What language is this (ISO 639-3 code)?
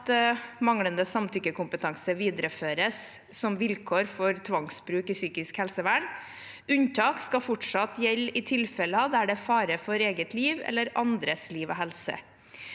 nor